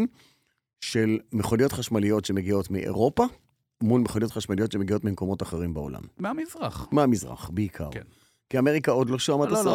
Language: Hebrew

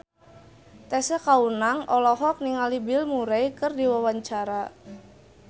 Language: Sundanese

